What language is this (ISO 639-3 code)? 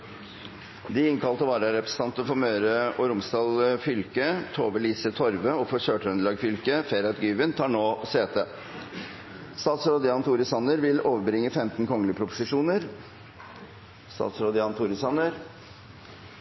nob